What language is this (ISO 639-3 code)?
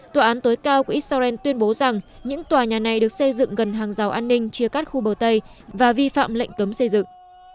vie